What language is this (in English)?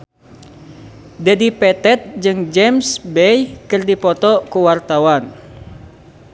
Sundanese